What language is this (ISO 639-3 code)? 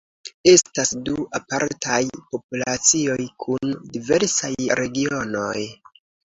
epo